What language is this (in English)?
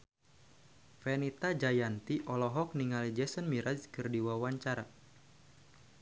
Sundanese